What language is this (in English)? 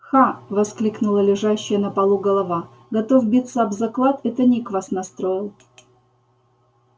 Russian